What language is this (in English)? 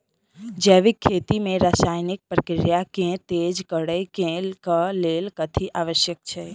Maithili